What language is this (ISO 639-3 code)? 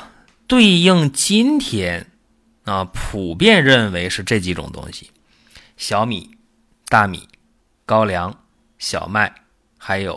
zho